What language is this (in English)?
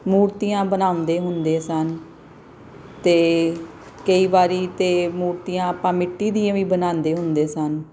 Punjabi